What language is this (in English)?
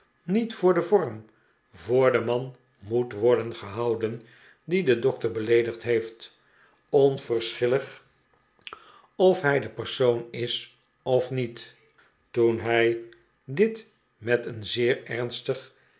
Dutch